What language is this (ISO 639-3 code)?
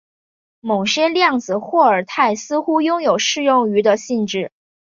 zho